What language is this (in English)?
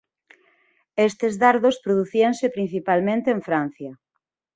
Galician